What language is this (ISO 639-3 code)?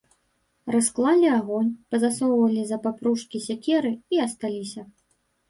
bel